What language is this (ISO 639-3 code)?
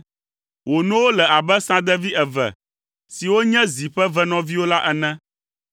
ewe